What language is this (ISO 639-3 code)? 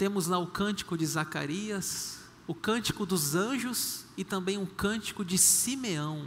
por